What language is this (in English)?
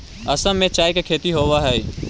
Magahi